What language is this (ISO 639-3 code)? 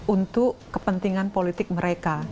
ind